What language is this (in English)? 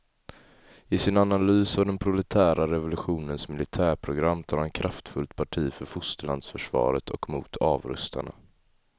Swedish